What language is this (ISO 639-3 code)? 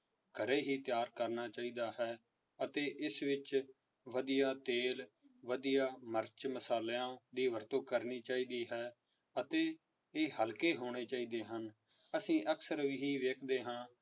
pan